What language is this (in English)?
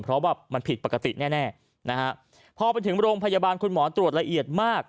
Thai